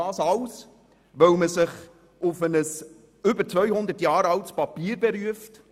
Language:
Swiss German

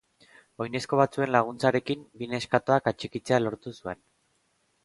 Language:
Basque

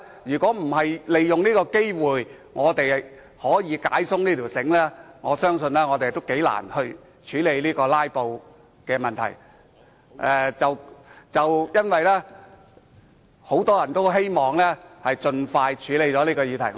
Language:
Cantonese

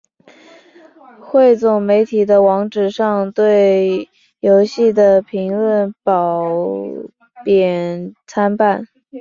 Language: Chinese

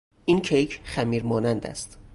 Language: Persian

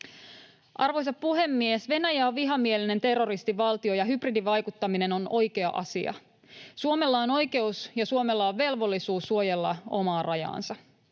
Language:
Finnish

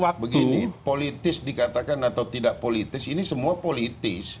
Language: Indonesian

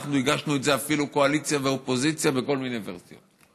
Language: Hebrew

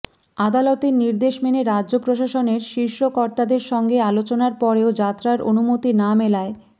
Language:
Bangla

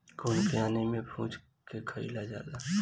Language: Bhojpuri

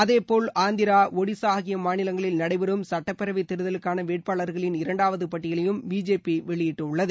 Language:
Tamil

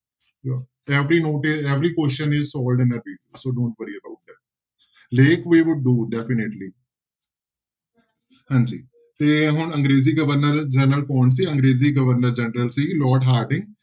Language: Punjabi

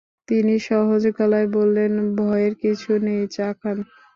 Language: Bangla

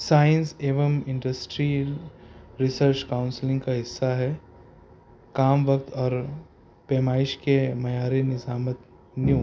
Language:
Urdu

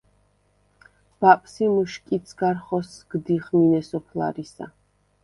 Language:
Svan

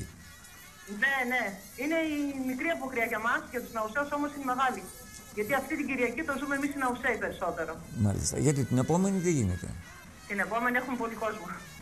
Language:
Greek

